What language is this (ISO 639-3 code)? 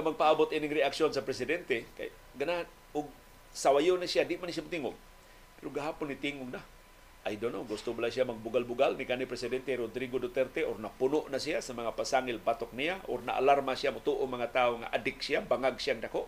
fil